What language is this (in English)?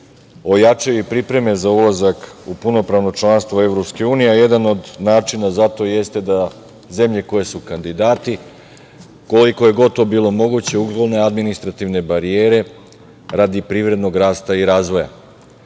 Serbian